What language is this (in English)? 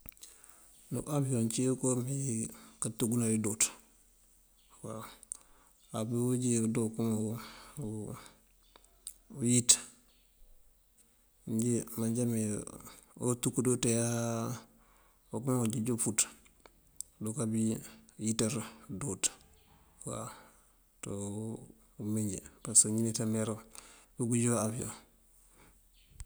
Mandjak